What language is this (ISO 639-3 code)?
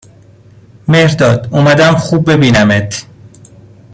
fas